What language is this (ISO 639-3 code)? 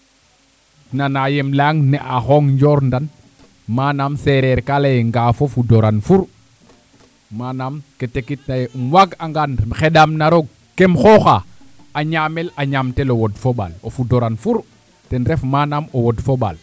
srr